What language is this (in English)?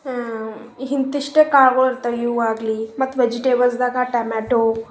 Kannada